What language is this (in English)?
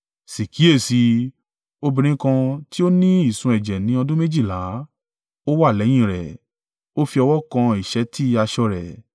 Yoruba